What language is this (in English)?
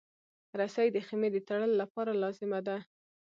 Pashto